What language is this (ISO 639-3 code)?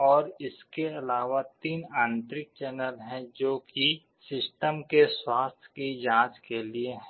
hin